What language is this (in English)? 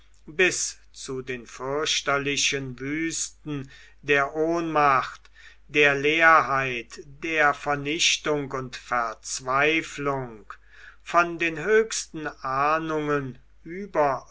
German